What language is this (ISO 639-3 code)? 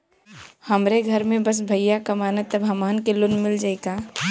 bho